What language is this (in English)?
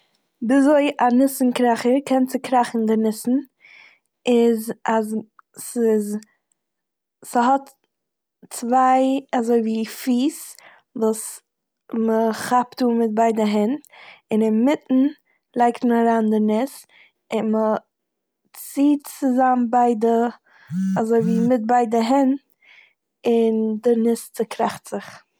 Yiddish